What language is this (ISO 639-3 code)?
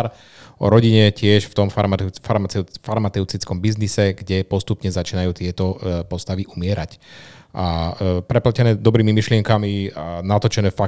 slk